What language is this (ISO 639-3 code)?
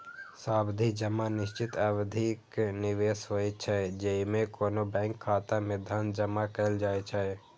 mai